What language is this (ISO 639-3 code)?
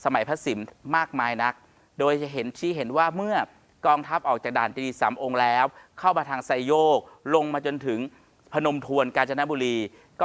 tha